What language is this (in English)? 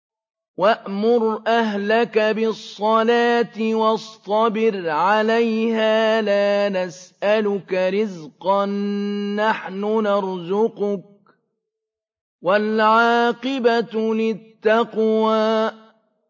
Arabic